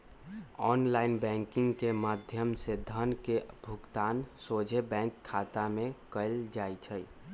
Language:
Magahi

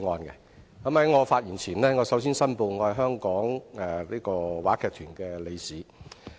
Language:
Cantonese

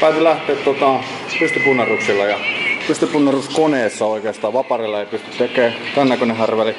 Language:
Finnish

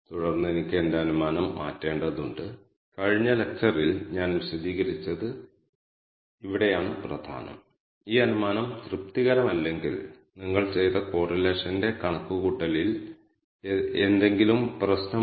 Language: Malayalam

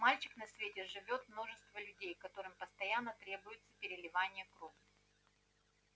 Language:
Russian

